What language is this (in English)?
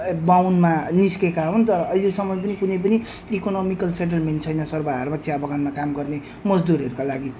Nepali